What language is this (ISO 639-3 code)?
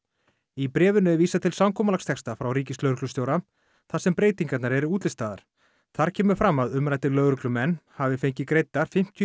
isl